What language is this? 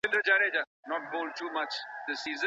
Pashto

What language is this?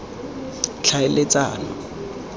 Tswana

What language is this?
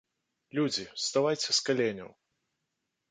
Belarusian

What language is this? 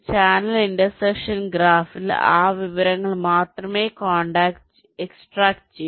Malayalam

